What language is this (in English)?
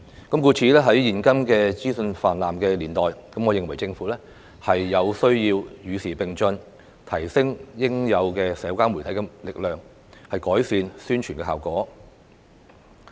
Cantonese